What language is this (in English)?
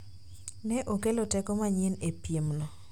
Luo (Kenya and Tanzania)